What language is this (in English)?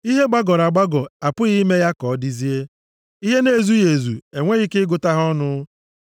Igbo